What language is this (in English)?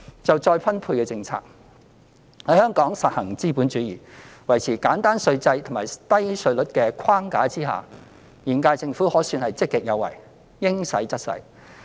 Cantonese